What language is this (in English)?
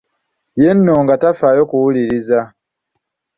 Ganda